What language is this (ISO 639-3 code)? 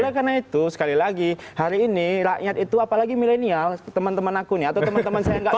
ind